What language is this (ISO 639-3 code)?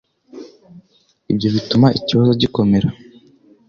kin